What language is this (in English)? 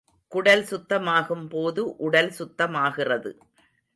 Tamil